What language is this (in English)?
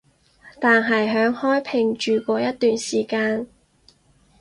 Cantonese